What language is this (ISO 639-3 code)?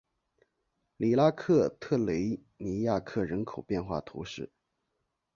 zho